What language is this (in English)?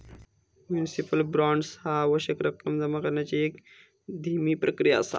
Marathi